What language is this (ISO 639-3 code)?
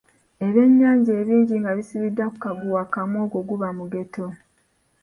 lug